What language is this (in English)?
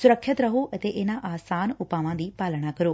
Punjabi